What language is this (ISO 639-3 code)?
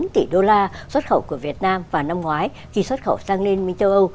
vie